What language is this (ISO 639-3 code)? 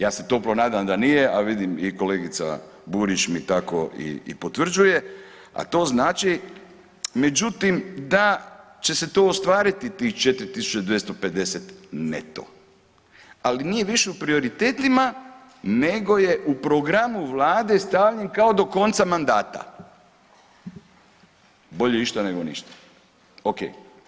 hrv